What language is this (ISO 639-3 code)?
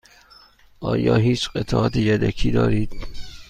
fas